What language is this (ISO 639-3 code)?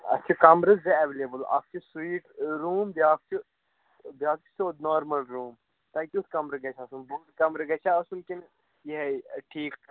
kas